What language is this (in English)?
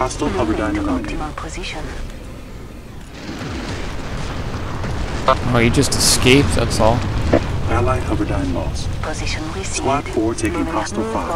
English